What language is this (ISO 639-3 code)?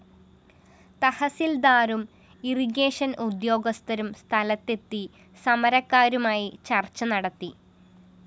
mal